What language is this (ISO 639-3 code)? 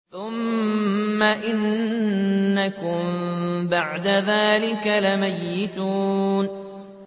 ara